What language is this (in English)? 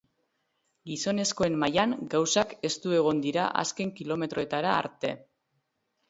Basque